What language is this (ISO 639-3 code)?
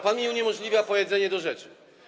pol